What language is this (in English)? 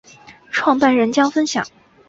Chinese